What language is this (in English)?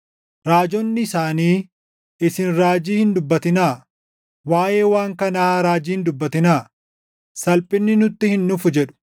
Oromo